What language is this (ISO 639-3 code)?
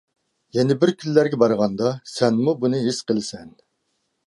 uig